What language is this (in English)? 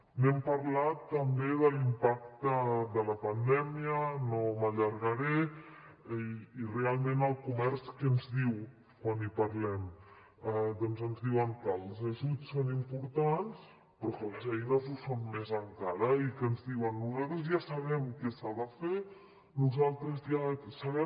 Catalan